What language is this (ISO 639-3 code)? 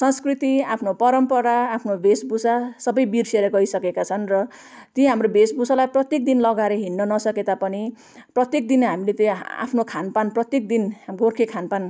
nep